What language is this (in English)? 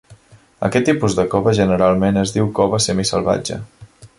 Catalan